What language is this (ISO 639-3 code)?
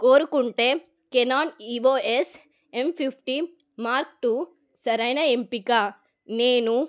tel